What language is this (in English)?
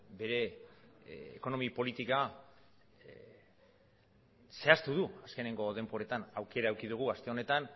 Basque